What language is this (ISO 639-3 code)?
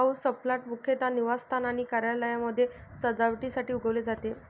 mar